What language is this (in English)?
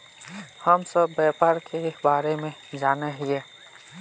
Magahi